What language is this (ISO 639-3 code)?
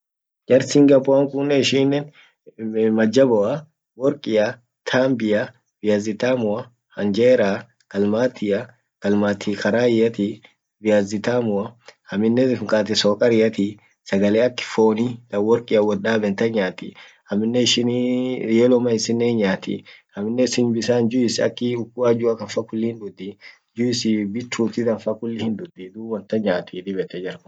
orc